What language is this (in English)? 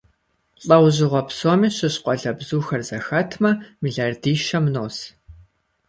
Kabardian